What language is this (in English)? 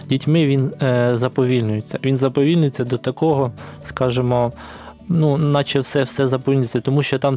Ukrainian